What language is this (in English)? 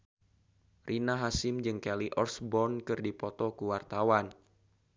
Sundanese